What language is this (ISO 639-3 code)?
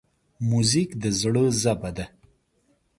pus